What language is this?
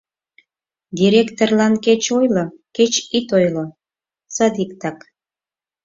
Mari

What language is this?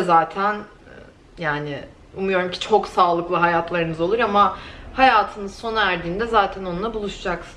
Turkish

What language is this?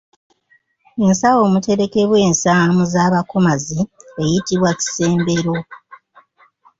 Ganda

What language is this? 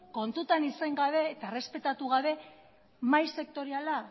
Basque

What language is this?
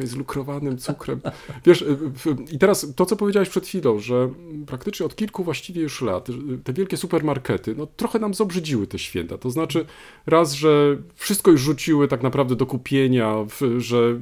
Polish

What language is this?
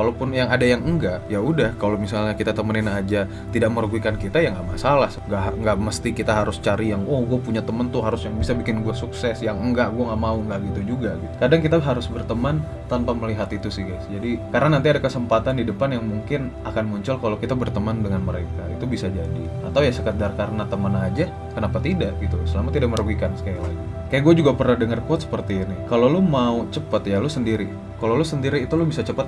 Indonesian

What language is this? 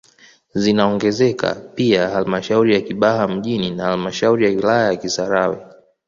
Swahili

